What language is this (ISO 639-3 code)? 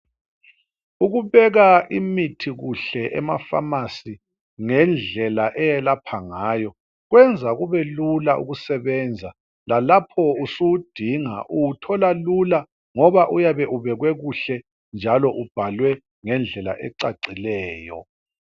nde